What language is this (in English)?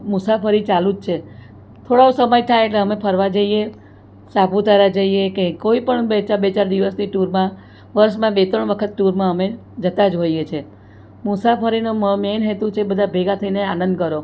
Gujarati